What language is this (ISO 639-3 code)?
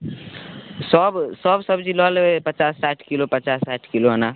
mai